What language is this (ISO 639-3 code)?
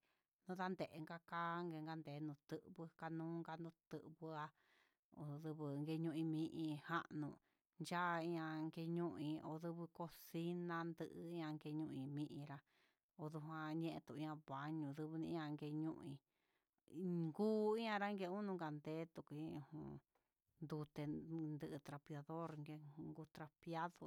mxs